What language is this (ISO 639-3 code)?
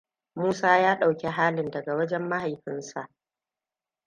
hau